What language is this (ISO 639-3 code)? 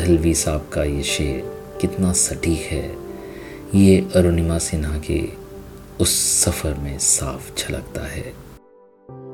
hin